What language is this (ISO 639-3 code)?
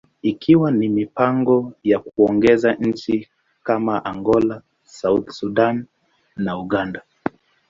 swa